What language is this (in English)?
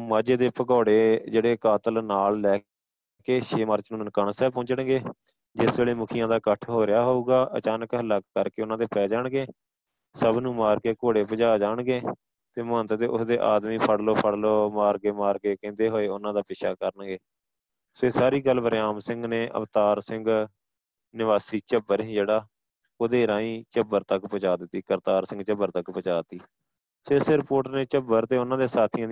Punjabi